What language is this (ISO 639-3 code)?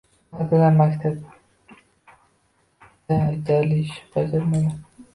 uzb